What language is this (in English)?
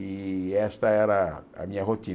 Portuguese